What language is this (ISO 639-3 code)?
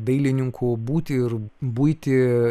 lit